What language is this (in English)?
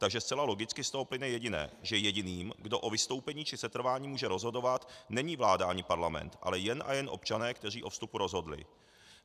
Czech